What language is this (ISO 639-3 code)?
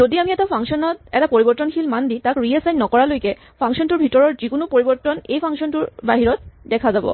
asm